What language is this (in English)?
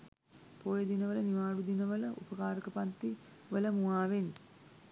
Sinhala